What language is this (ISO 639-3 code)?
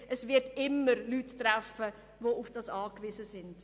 gsw